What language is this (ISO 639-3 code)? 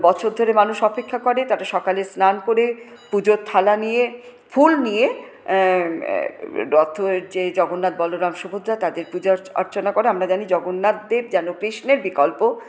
ben